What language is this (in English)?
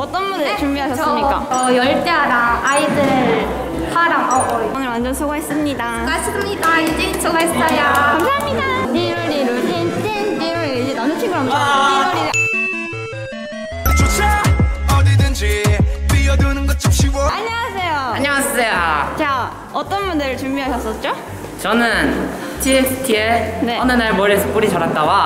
Korean